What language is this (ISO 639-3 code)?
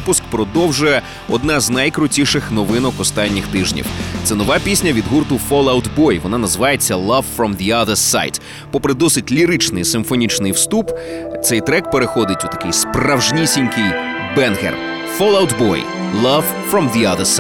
ukr